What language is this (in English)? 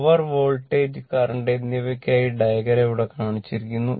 Malayalam